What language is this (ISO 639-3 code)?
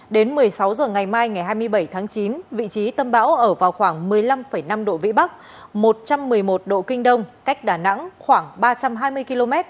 vie